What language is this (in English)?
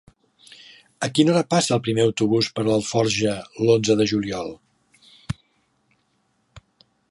Catalan